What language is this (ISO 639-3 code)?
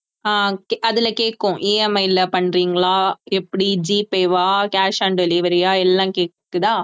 tam